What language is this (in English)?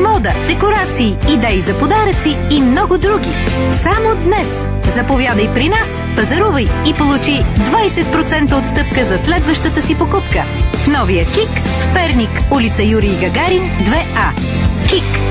Bulgarian